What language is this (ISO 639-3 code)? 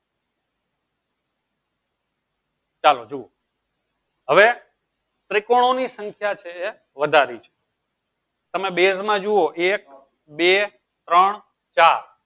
guj